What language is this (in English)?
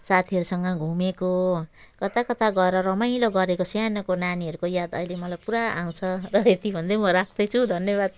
Nepali